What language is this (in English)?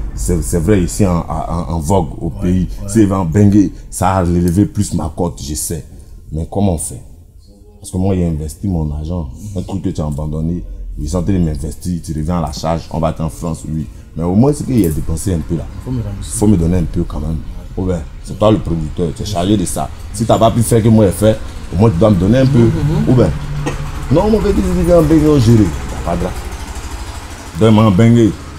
French